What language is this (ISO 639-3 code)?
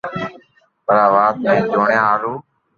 lrk